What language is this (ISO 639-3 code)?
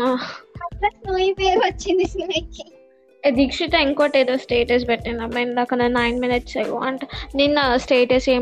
tel